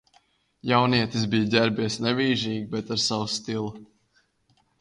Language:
Latvian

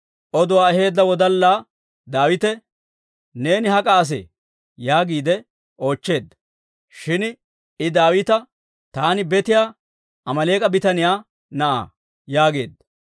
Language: Dawro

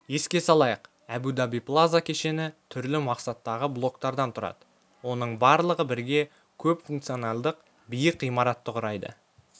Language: Kazakh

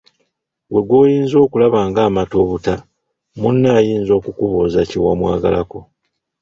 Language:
Ganda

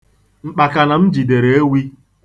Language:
Igbo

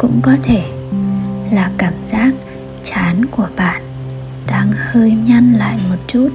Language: Vietnamese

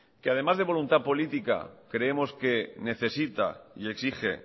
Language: Spanish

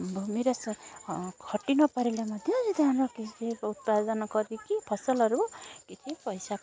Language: Odia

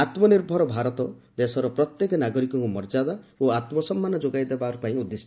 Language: Odia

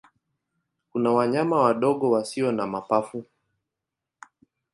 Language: Swahili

